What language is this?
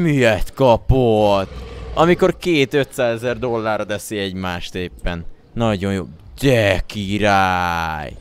Hungarian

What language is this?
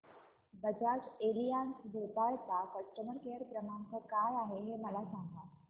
Marathi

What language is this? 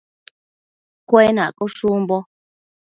Matsés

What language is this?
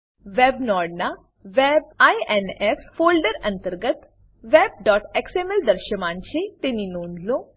Gujarati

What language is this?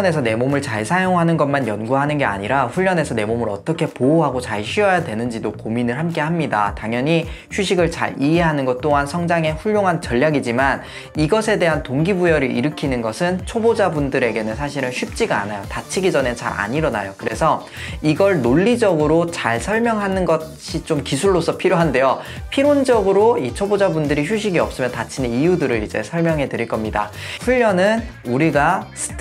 Korean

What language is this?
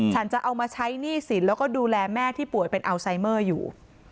Thai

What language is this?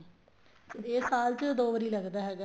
Punjabi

